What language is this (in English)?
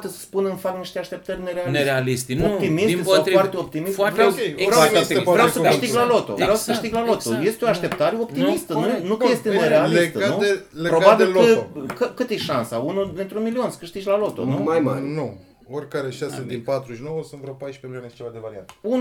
Romanian